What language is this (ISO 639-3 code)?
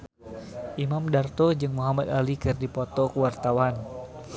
sun